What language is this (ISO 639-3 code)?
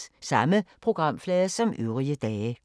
dan